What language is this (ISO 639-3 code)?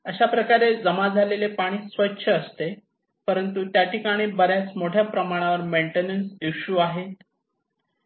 mar